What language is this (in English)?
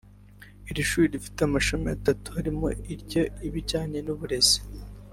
Kinyarwanda